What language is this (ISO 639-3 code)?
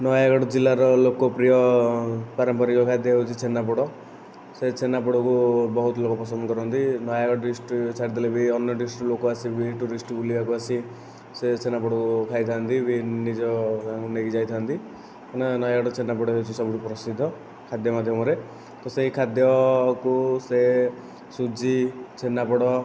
ori